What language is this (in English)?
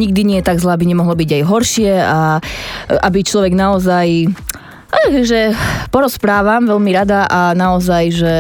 Slovak